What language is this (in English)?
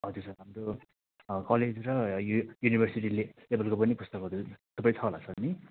Nepali